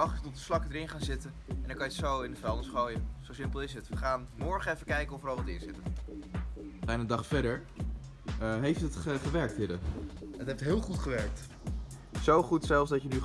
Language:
Dutch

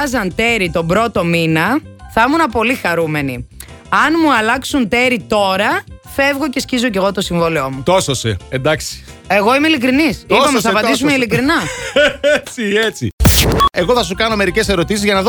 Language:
Greek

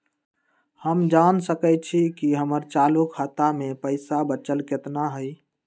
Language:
Magahi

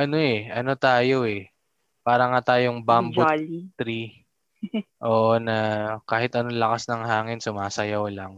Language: Filipino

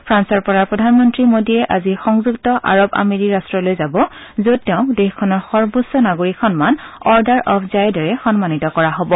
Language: Assamese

